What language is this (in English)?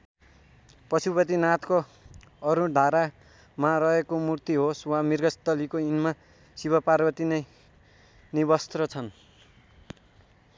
Nepali